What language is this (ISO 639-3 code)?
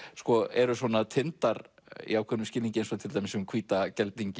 isl